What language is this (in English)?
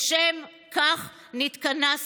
Hebrew